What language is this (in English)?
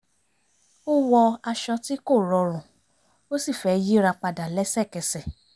Yoruba